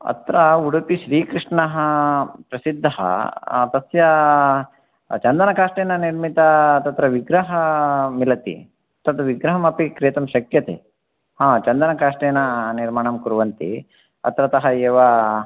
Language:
Sanskrit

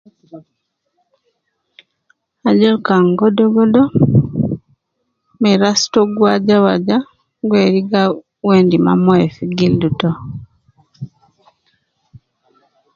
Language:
Nubi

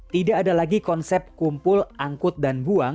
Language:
Indonesian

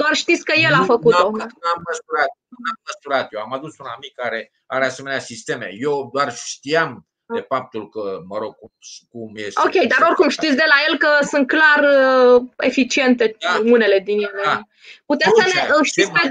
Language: Romanian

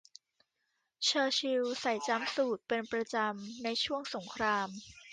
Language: Thai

